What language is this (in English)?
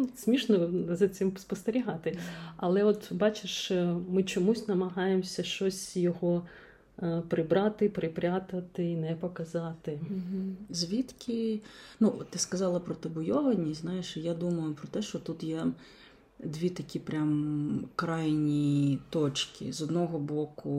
Ukrainian